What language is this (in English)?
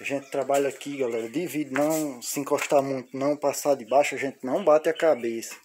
Portuguese